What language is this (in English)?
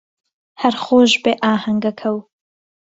Central Kurdish